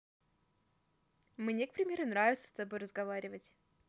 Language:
Russian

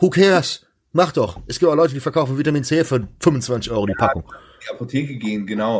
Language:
German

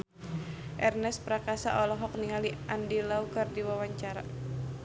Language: Sundanese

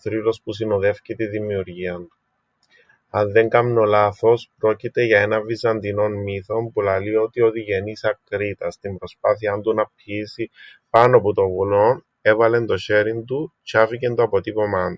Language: Greek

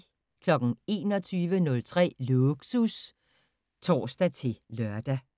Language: Danish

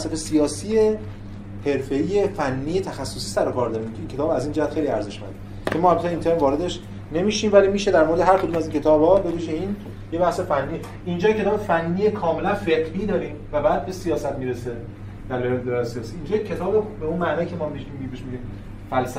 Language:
Persian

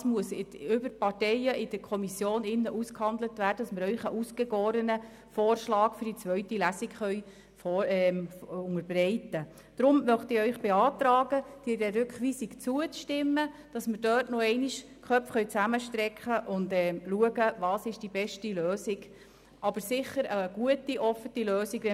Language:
Swiss German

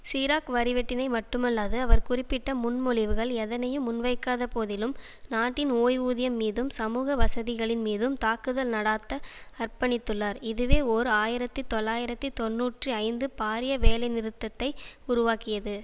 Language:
Tamil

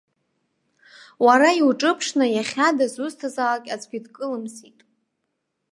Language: Abkhazian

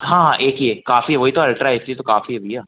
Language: Hindi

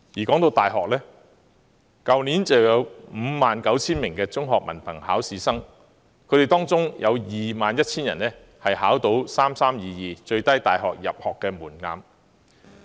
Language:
Cantonese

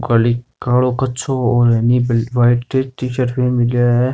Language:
Rajasthani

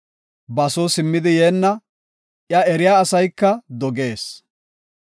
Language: Gofa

